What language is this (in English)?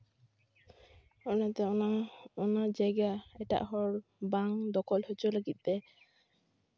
Santali